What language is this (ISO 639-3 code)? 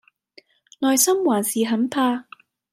yue